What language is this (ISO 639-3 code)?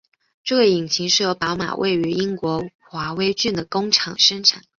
zho